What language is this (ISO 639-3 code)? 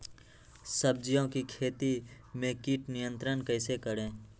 mag